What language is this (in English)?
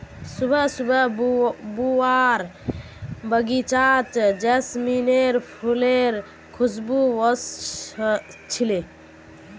Magahi